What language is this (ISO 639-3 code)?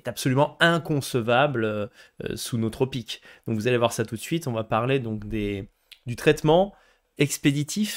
fra